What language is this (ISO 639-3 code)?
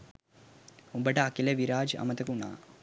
sin